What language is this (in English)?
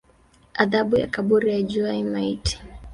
Swahili